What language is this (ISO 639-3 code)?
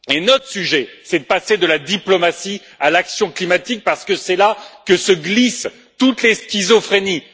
fra